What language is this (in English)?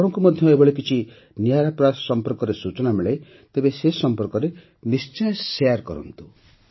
Odia